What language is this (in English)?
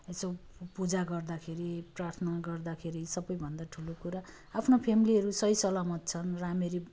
Nepali